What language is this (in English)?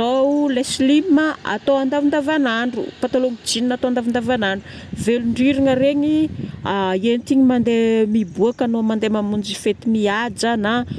Northern Betsimisaraka Malagasy